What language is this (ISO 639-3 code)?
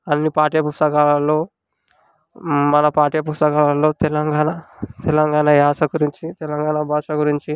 tel